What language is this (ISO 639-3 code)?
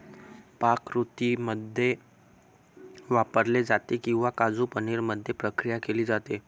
mar